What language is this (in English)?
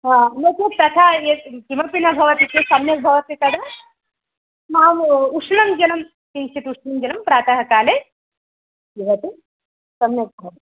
Sanskrit